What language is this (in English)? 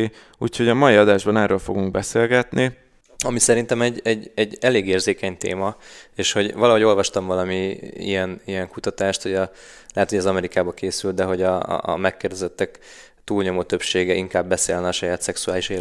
Hungarian